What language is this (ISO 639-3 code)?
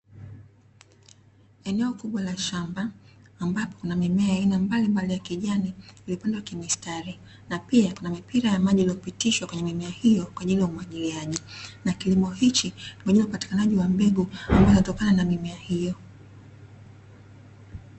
swa